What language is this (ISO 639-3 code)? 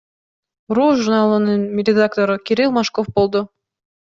kir